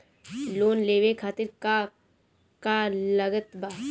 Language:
Bhojpuri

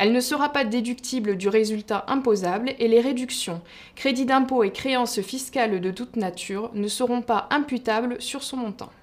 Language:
French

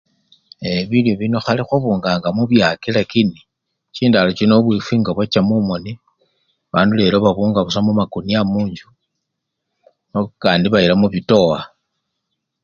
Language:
Luyia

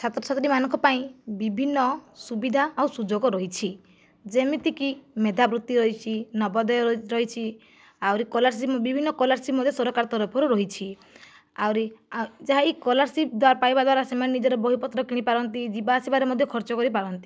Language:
Odia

